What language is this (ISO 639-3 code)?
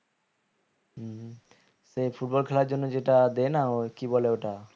ben